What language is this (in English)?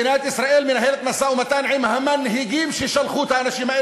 Hebrew